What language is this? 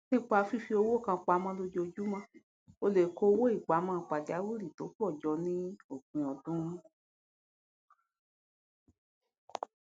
Yoruba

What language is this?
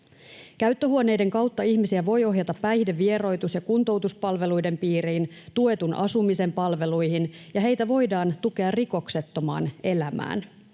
Finnish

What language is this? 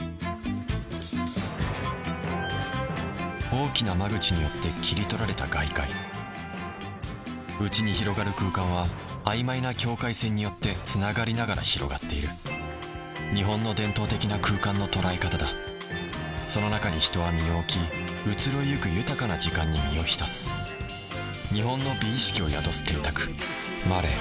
Japanese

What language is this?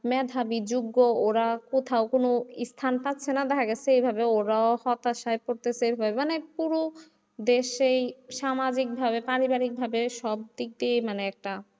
Bangla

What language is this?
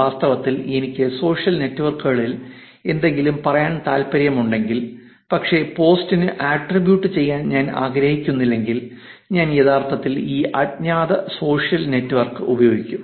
Malayalam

